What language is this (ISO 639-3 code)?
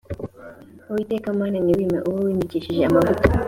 kin